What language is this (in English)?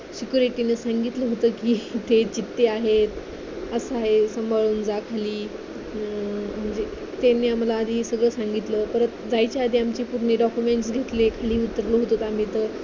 Marathi